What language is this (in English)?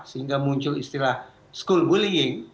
Indonesian